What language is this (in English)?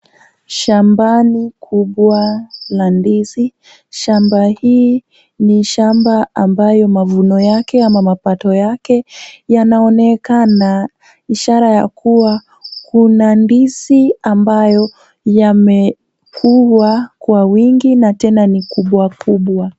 Swahili